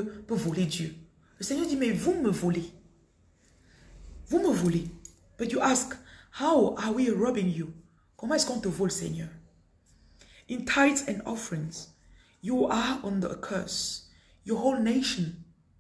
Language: French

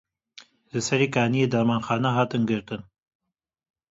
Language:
Kurdish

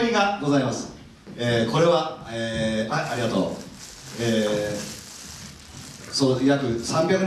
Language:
Japanese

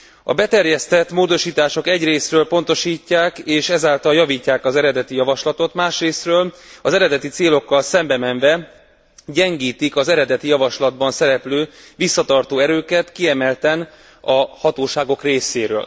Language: Hungarian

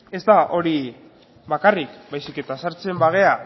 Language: Basque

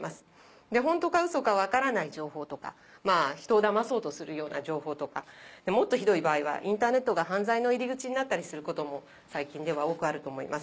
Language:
Japanese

